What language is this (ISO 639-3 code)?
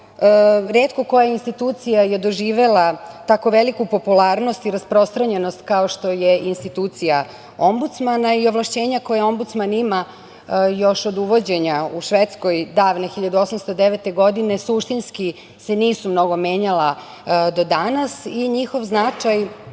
srp